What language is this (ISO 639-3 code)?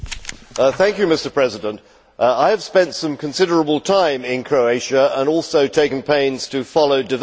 eng